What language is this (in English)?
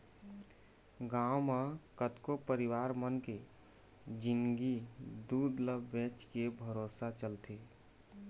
Chhattisgarhi